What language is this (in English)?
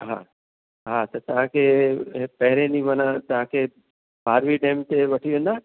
Sindhi